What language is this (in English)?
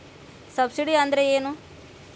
Kannada